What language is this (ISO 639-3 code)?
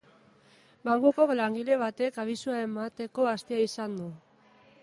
eus